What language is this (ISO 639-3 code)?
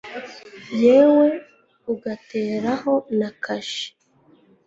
kin